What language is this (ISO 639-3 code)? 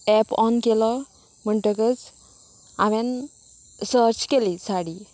kok